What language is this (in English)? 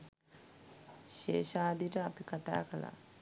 Sinhala